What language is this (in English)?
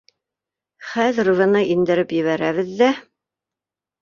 Bashkir